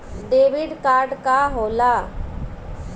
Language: Bhojpuri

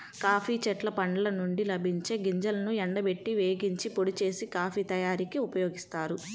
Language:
Telugu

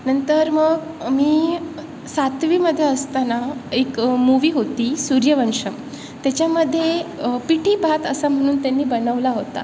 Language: Marathi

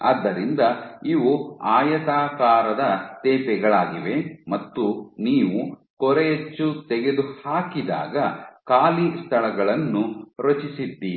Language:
Kannada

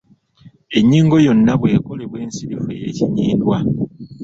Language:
Ganda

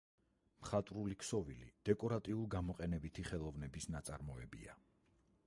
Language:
Georgian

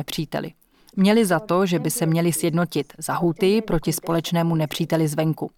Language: Czech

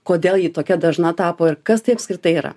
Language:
Lithuanian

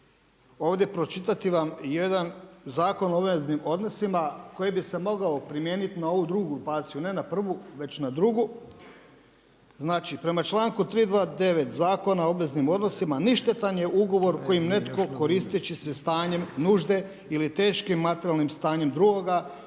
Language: Croatian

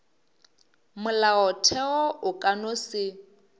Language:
Northern Sotho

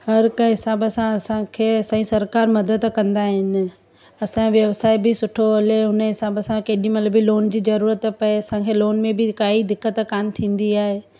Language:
Sindhi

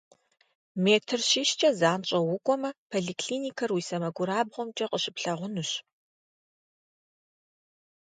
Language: Kabardian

